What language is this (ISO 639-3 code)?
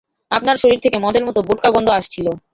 ben